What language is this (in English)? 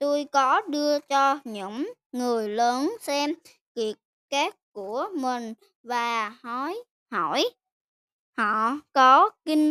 Vietnamese